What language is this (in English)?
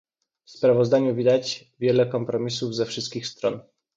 Polish